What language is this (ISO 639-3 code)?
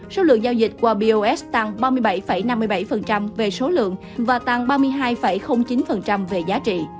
vie